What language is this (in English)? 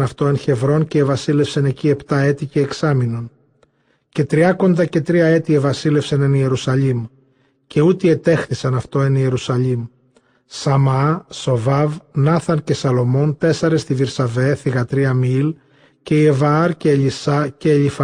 Greek